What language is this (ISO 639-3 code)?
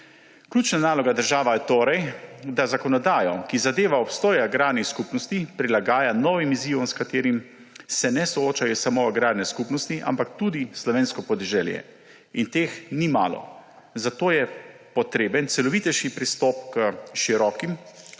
slv